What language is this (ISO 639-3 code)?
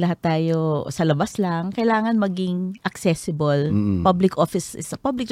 fil